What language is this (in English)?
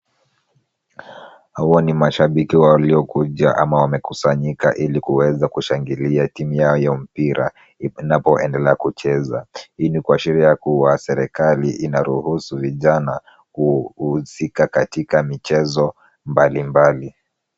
Swahili